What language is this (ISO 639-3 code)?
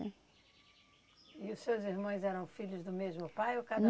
por